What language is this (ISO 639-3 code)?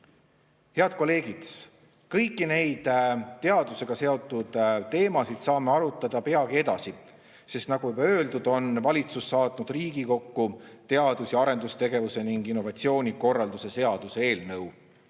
est